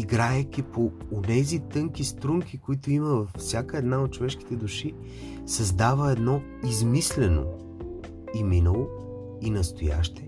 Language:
Bulgarian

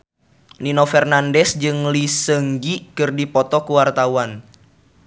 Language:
Sundanese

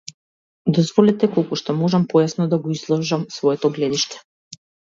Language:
Macedonian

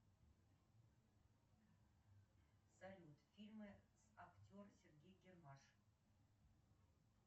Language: Russian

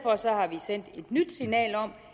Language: Danish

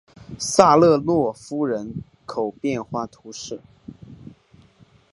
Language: Chinese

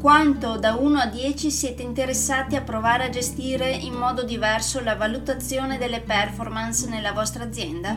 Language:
Italian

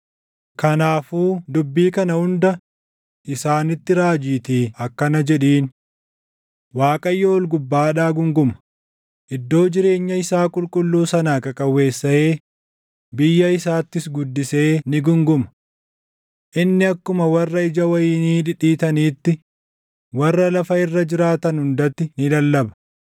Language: Oromo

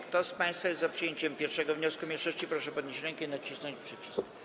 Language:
Polish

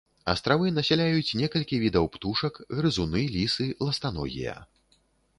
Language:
Belarusian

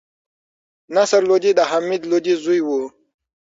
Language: Pashto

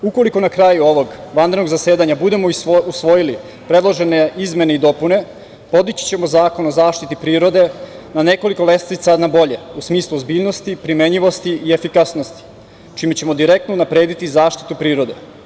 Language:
Serbian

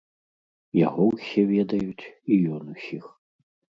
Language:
Belarusian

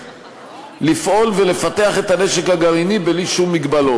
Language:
Hebrew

